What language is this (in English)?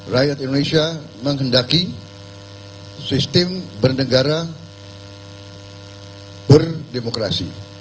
Indonesian